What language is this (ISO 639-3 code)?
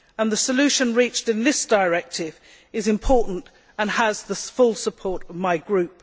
eng